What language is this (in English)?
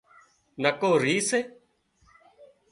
Wadiyara Koli